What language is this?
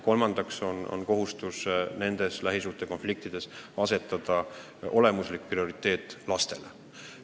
Estonian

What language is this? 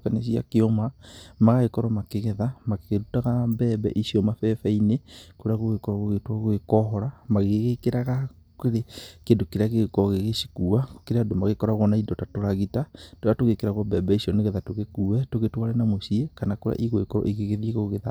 Kikuyu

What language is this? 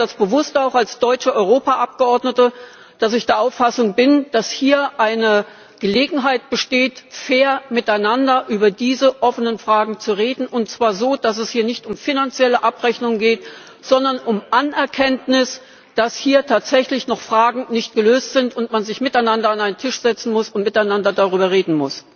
German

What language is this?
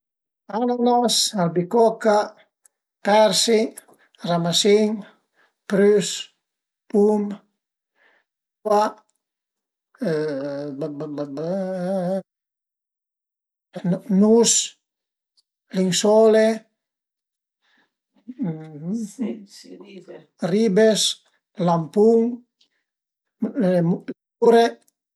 Piedmontese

